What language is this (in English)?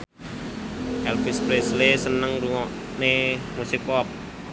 Javanese